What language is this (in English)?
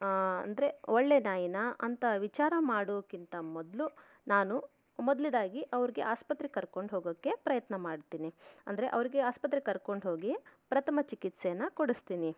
Kannada